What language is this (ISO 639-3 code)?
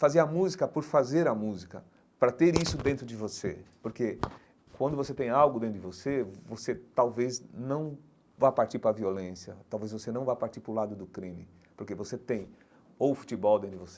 por